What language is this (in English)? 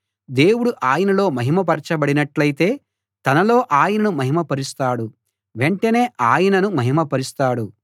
Telugu